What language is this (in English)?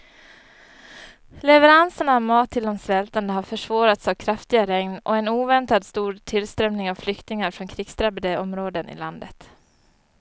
Swedish